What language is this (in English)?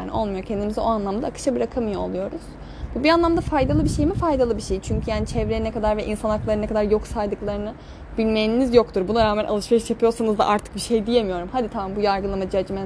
Turkish